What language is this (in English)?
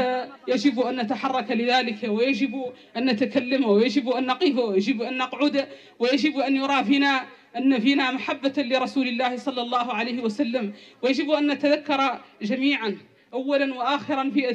Arabic